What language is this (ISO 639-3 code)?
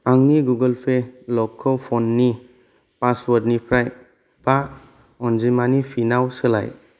brx